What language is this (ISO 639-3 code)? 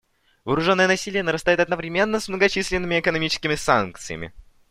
rus